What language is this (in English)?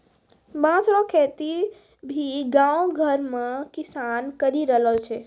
Maithili